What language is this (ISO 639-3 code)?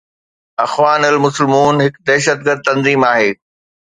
snd